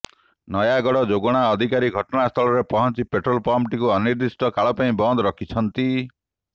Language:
Odia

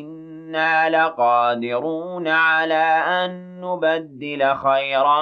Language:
Arabic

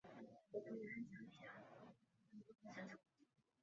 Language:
Chinese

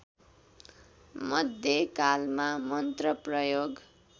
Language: Nepali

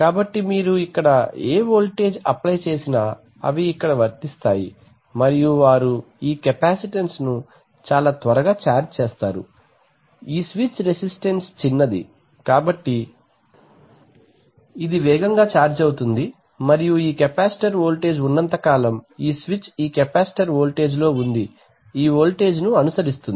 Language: Telugu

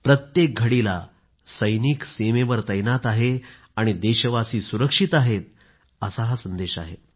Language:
Marathi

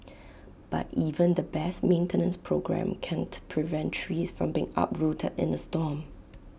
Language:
English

